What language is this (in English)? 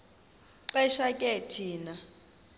Xhosa